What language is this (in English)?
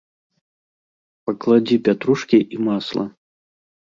Belarusian